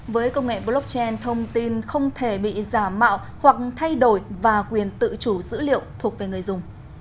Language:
Vietnamese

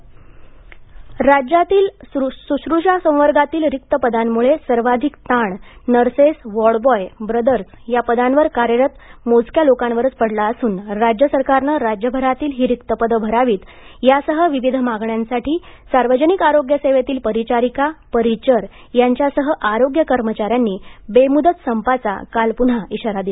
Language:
Marathi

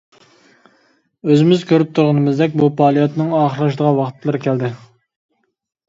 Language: Uyghur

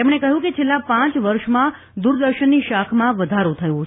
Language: Gujarati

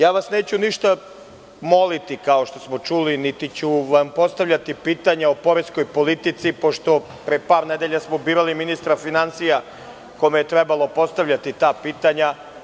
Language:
Serbian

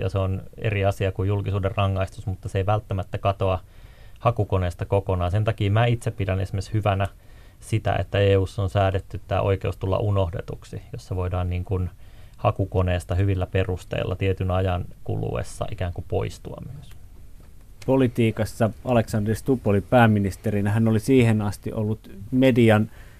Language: Finnish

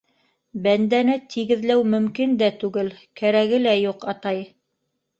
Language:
Bashkir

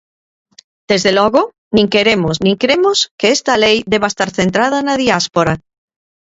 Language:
Galician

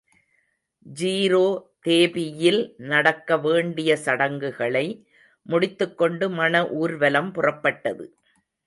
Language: Tamil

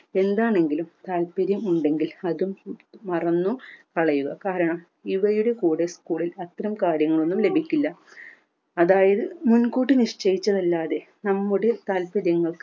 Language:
Malayalam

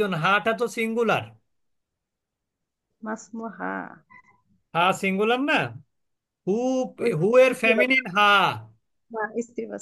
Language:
Bangla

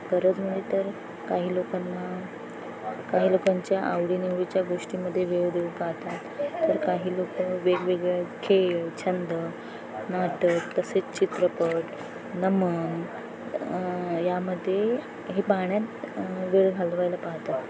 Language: Marathi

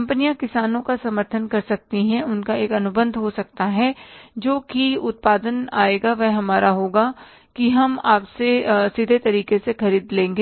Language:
Hindi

